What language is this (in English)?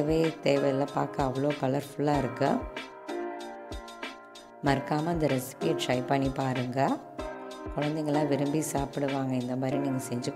Romanian